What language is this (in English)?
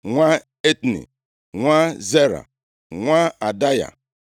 Igbo